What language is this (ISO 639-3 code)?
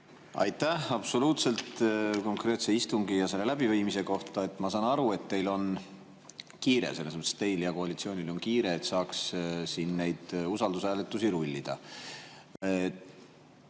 est